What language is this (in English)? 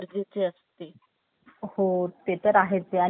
Marathi